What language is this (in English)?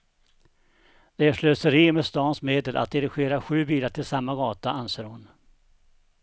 Swedish